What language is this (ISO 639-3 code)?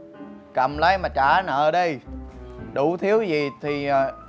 vie